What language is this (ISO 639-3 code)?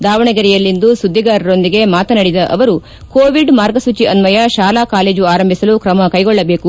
kan